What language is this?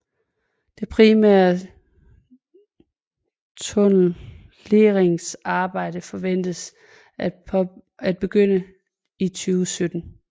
Danish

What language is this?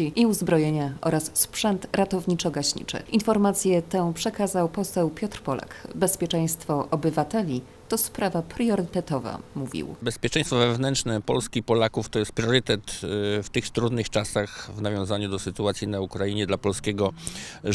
Polish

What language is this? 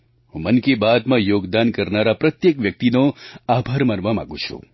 Gujarati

